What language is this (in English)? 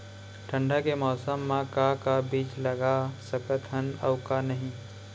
Chhattisgarhi